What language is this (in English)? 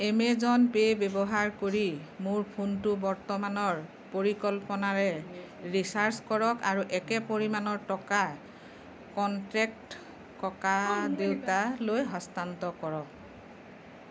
Assamese